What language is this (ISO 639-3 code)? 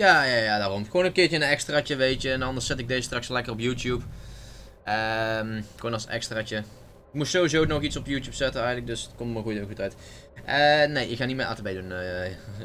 nld